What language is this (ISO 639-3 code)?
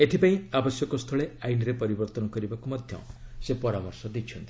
ori